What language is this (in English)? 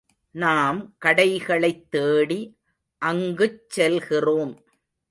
Tamil